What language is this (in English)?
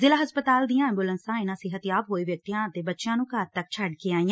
Punjabi